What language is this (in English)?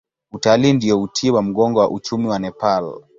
Swahili